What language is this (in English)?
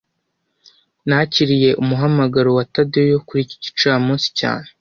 Kinyarwanda